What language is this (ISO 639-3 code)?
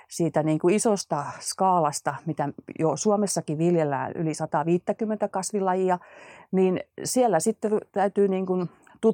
fin